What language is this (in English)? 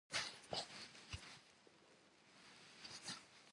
Kabardian